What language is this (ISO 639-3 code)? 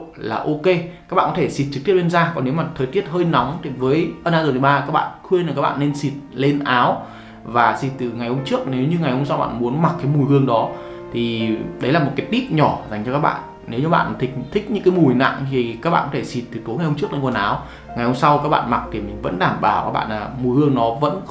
vie